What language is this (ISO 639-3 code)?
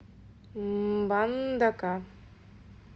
rus